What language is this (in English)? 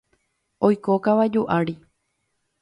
Guarani